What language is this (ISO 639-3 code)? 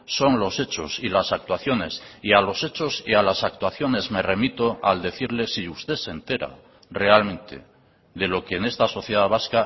spa